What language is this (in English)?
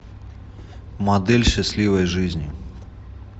Russian